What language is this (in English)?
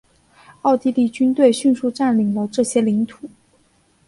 Chinese